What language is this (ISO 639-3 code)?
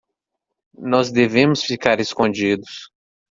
por